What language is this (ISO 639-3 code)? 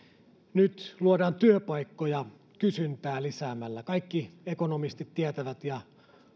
fin